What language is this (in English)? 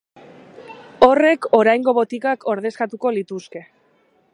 Basque